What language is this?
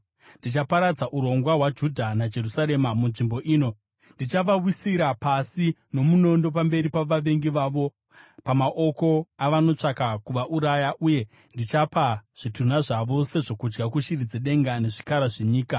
Shona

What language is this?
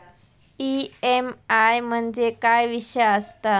Marathi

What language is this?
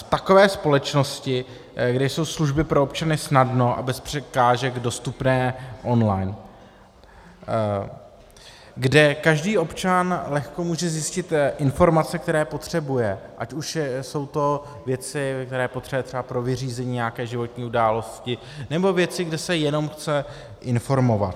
Czech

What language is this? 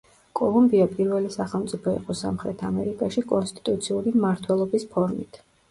Georgian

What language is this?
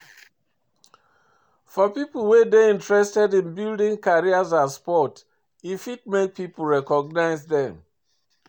Nigerian Pidgin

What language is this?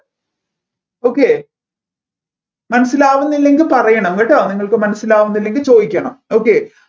Malayalam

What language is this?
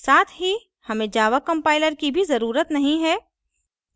Hindi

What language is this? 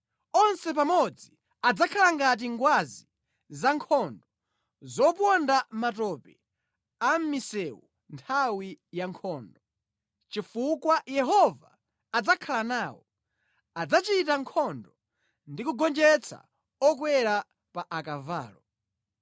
Nyanja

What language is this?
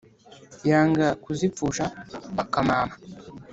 Kinyarwanda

